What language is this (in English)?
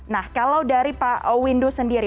Indonesian